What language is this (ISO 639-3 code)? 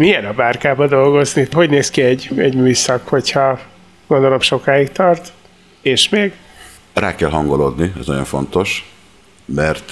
hun